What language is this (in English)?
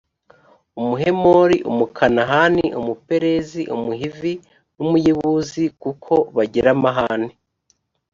Kinyarwanda